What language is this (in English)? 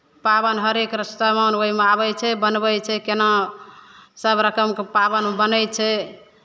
Maithili